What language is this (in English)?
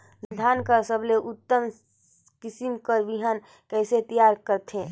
Chhattisgarhi